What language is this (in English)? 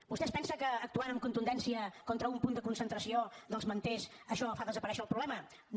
Catalan